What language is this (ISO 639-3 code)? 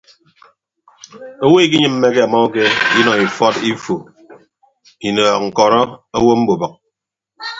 ibb